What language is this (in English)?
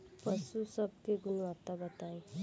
Bhojpuri